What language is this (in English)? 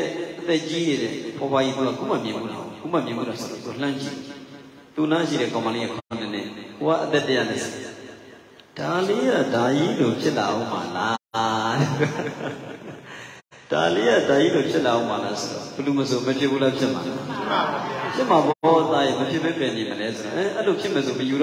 Arabic